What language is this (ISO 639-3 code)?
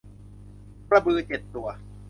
tha